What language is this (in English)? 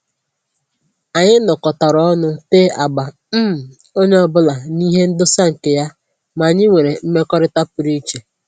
Igbo